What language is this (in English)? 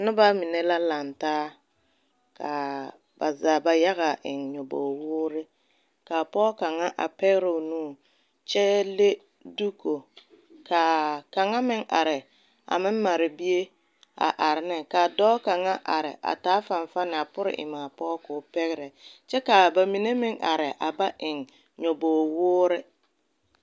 Southern Dagaare